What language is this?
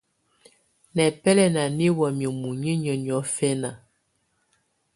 Tunen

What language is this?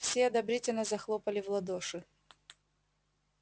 Russian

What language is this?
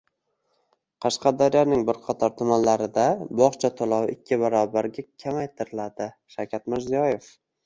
Uzbek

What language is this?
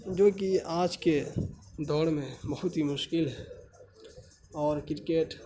Urdu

